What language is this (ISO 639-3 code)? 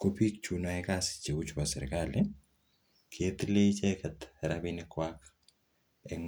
kln